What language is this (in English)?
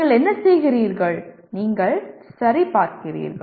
Tamil